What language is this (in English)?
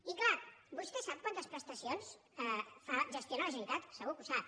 Catalan